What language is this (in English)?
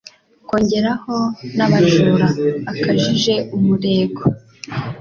Kinyarwanda